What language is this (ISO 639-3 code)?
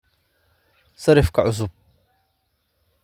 som